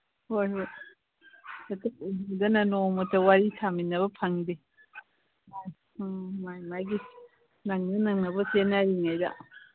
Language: Manipuri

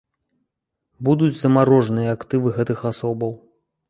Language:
Belarusian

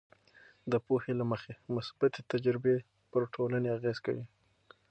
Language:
Pashto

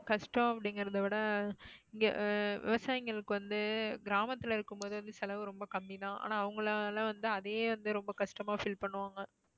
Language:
Tamil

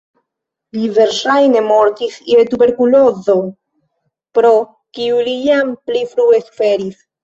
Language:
Esperanto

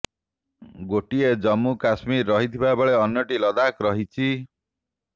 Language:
Odia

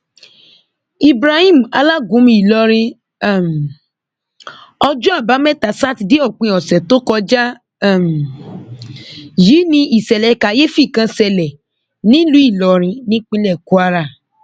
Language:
Yoruba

